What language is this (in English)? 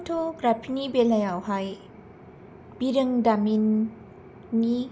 Bodo